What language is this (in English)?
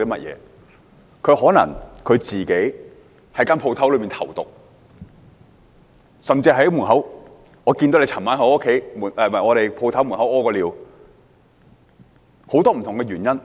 Cantonese